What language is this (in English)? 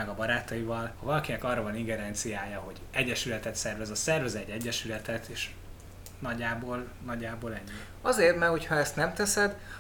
Hungarian